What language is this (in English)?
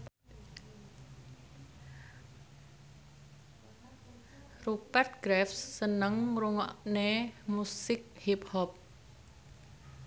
Javanese